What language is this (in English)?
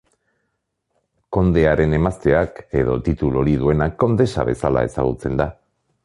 Basque